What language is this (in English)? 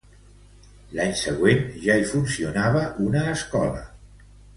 Catalan